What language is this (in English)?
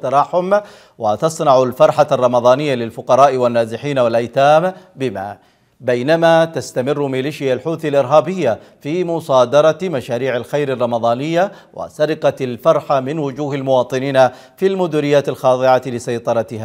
Arabic